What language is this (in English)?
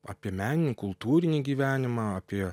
Lithuanian